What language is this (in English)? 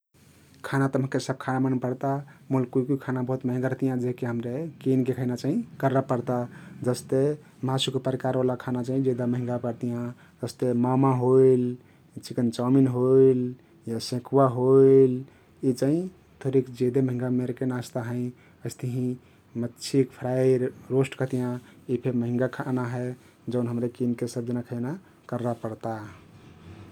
Kathoriya Tharu